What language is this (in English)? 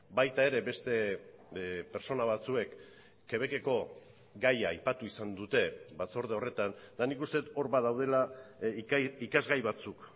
Basque